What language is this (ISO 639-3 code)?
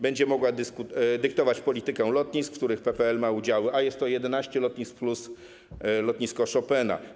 pol